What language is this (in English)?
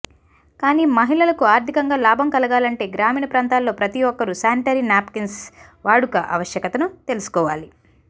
Telugu